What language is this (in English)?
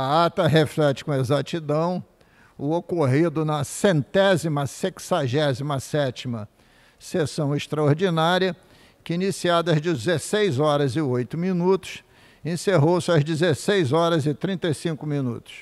Portuguese